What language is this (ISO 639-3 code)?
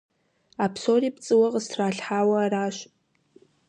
kbd